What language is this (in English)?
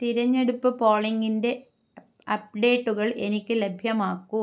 Malayalam